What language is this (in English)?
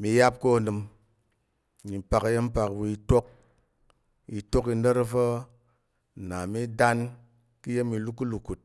Tarok